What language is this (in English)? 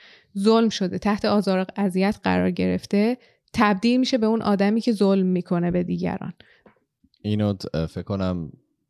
Persian